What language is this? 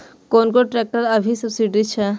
Maithili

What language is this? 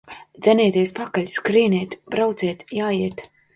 Latvian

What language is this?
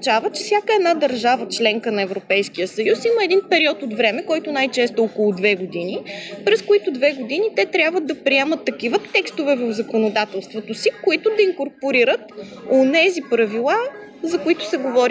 Bulgarian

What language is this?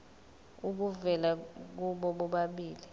Zulu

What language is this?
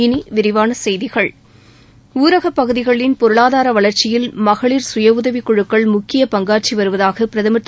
Tamil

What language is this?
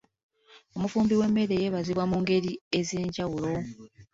Ganda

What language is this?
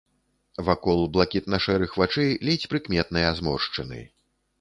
Belarusian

